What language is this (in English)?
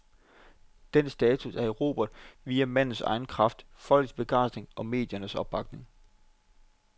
Danish